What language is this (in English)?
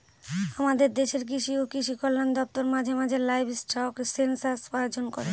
Bangla